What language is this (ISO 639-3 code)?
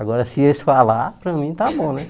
por